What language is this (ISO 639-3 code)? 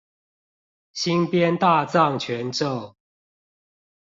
zho